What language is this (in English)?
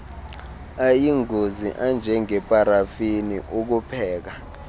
Xhosa